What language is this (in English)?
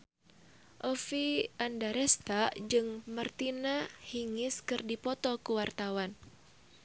Sundanese